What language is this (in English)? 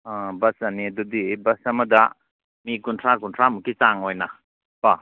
Manipuri